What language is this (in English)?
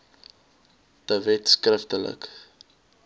Afrikaans